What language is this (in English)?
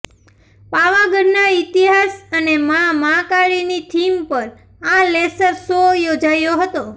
Gujarati